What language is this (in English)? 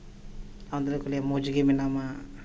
Santali